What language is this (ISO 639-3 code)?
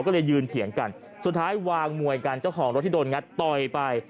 tha